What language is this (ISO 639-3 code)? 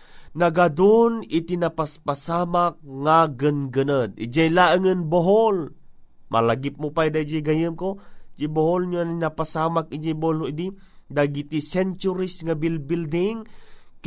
fil